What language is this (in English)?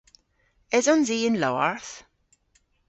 Cornish